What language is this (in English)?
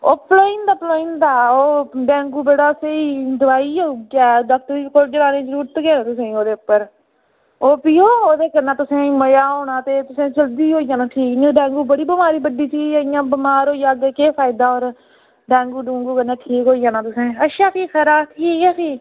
Dogri